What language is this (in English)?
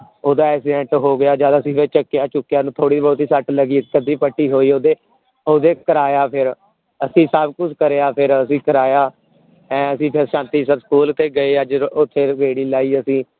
Punjabi